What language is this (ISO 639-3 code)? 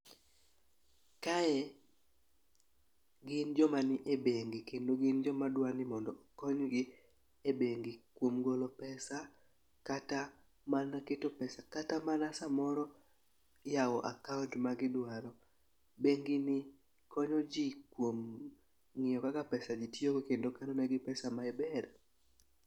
luo